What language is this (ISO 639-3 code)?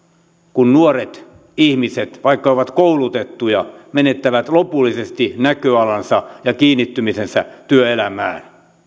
fin